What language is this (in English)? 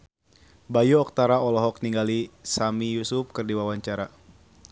Sundanese